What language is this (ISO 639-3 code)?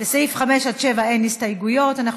heb